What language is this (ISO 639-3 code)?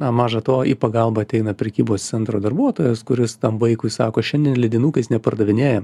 lit